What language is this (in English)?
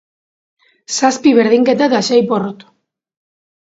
Basque